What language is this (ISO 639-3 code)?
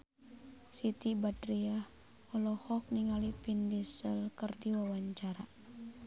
sun